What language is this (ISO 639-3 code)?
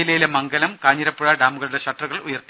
mal